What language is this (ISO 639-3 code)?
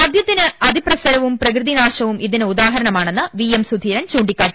mal